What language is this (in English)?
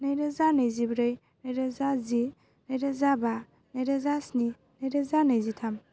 Bodo